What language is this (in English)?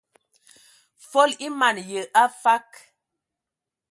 Ewondo